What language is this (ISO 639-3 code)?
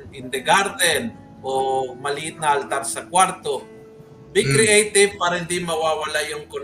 fil